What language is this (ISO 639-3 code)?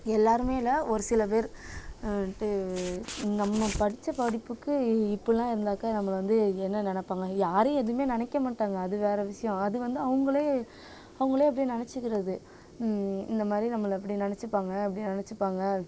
tam